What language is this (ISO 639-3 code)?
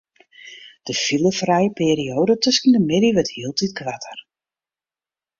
fry